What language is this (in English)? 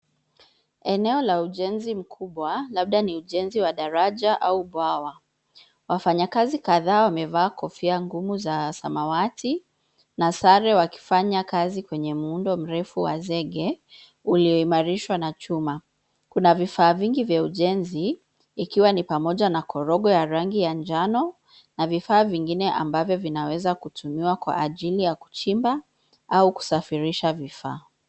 Swahili